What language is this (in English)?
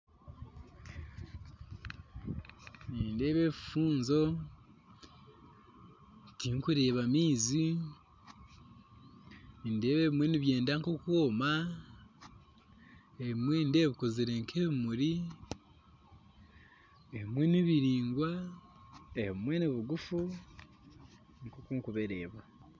Nyankole